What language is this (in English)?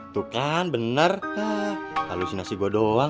Indonesian